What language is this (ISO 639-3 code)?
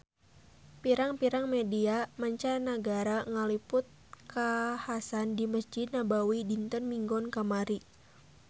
sun